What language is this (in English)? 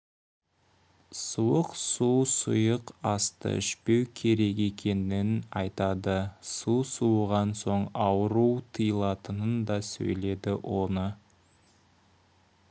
Kazakh